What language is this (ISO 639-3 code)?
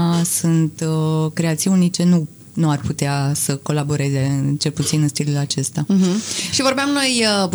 ron